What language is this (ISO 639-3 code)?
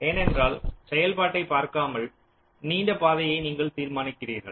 tam